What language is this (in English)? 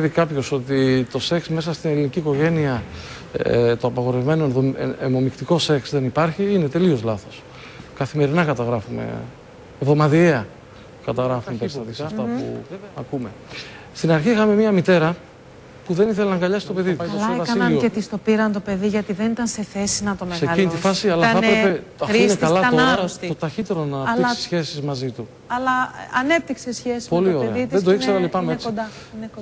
Greek